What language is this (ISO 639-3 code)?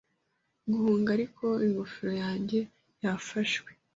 kin